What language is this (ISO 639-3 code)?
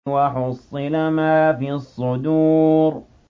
ara